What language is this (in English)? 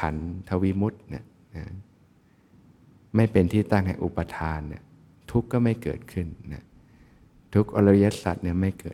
Thai